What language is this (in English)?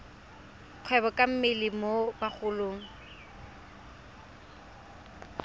Tswana